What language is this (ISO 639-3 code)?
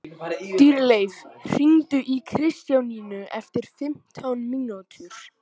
isl